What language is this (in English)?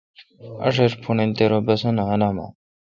Kalkoti